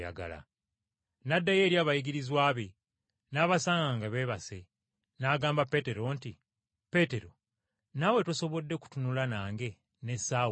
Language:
Ganda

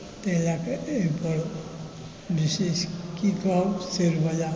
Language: Maithili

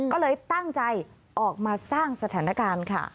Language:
Thai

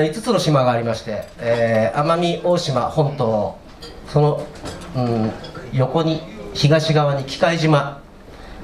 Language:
Japanese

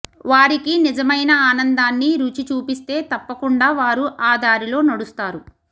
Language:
Telugu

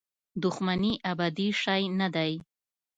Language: Pashto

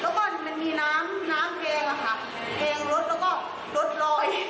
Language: Thai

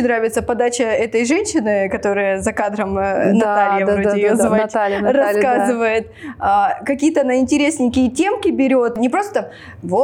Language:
Russian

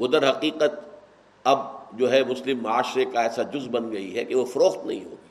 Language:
Urdu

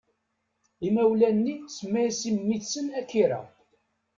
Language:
Kabyle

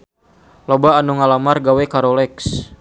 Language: Sundanese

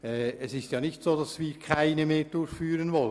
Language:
Swiss German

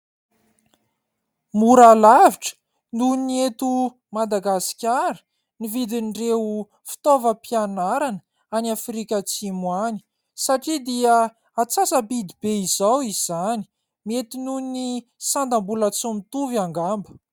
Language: Malagasy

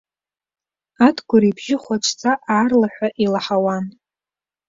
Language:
Abkhazian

